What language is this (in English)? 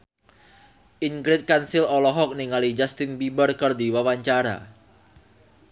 Sundanese